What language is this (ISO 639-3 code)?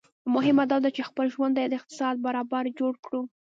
pus